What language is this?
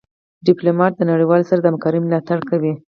Pashto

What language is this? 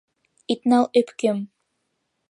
Mari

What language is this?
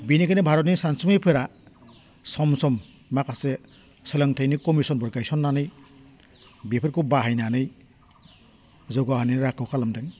Bodo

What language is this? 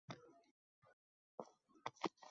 Uzbek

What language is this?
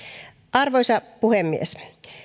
Finnish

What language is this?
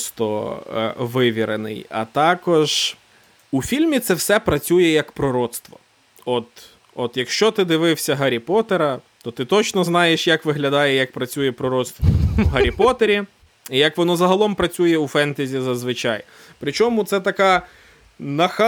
Ukrainian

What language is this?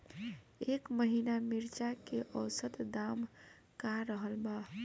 Bhojpuri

